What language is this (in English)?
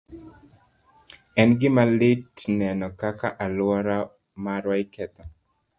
Luo (Kenya and Tanzania)